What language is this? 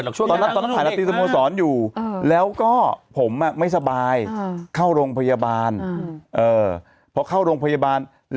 Thai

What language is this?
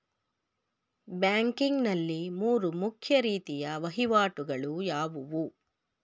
Kannada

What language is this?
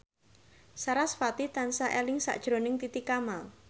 Javanese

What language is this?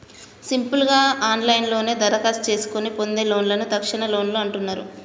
Telugu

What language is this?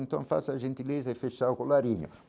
Portuguese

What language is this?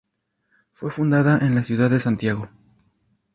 Spanish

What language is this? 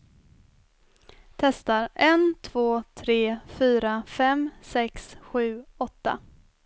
Swedish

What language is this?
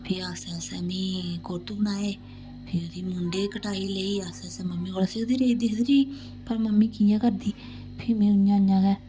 Dogri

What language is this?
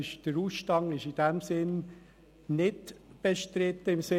Swiss German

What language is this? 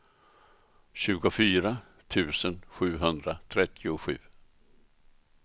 Swedish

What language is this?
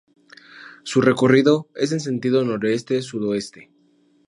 Spanish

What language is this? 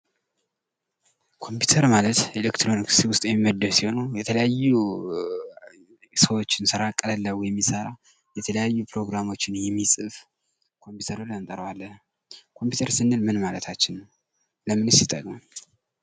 Amharic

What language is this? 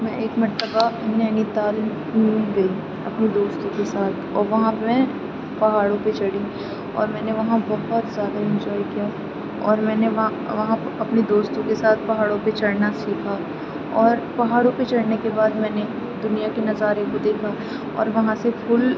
Urdu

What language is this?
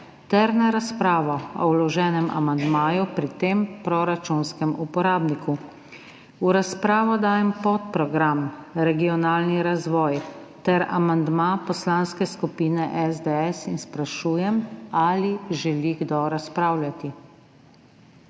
Slovenian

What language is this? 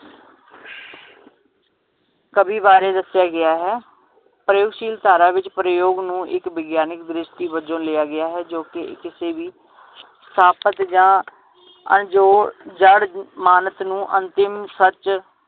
Punjabi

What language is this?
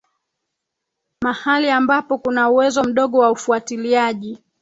Swahili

